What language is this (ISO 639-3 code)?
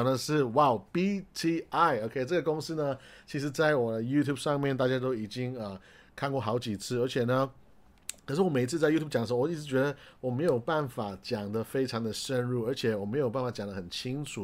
zho